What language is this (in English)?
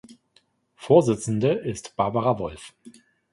German